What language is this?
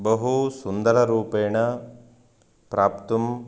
Sanskrit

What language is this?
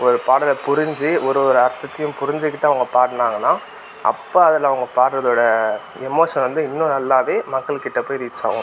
Tamil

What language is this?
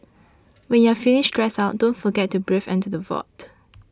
English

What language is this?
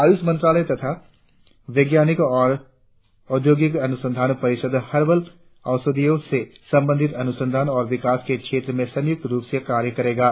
Hindi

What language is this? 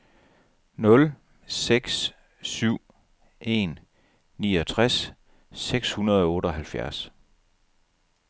Danish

